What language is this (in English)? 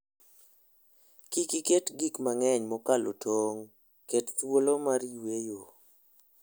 Luo (Kenya and Tanzania)